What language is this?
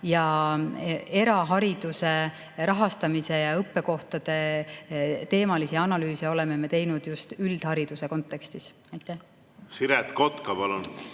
Estonian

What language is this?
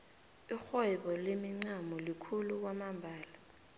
South Ndebele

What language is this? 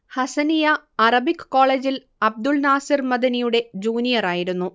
Malayalam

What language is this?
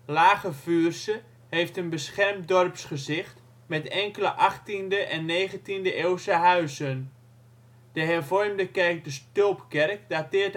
Dutch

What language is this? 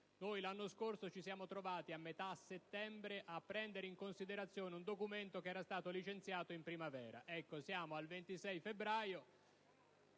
Italian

